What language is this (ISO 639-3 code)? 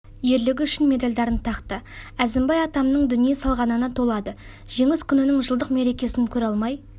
kaz